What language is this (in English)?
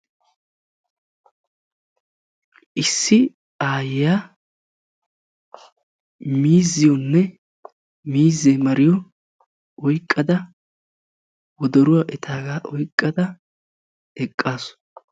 Wolaytta